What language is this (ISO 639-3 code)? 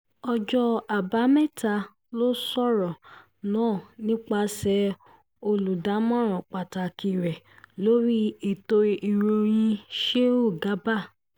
yor